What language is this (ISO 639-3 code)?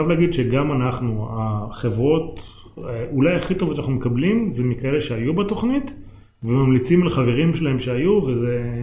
heb